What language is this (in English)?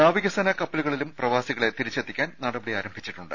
Malayalam